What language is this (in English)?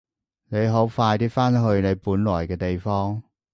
Cantonese